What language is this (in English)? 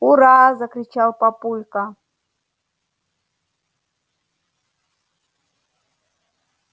Russian